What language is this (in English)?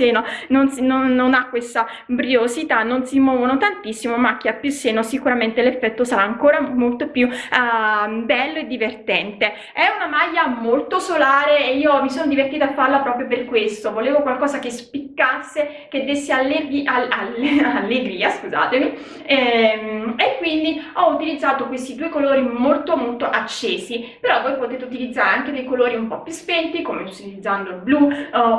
Italian